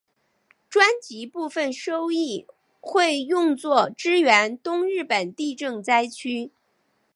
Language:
Chinese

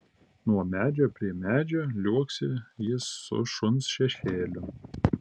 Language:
Lithuanian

